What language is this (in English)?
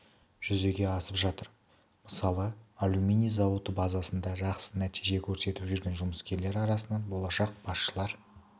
Kazakh